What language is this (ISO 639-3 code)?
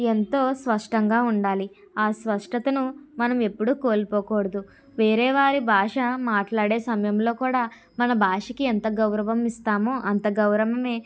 tel